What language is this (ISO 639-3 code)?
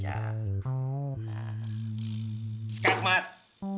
ind